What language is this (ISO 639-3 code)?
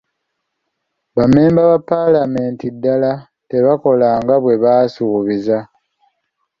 lug